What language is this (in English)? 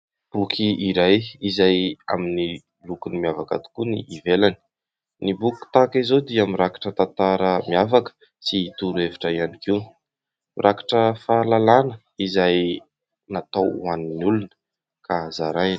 Malagasy